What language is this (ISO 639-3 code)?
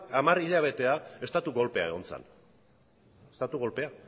eus